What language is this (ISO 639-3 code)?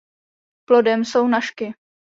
ces